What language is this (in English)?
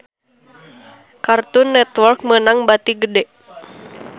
Sundanese